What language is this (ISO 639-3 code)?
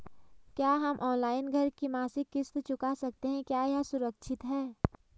hin